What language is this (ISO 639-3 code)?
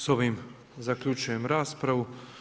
hrv